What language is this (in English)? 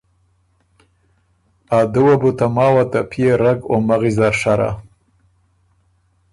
Ormuri